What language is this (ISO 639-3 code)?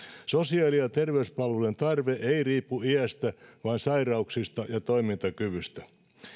fin